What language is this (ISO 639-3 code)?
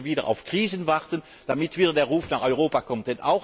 deu